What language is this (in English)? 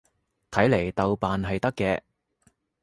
Cantonese